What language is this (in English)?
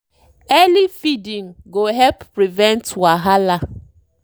Nigerian Pidgin